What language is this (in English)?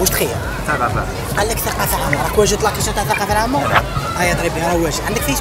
Arabic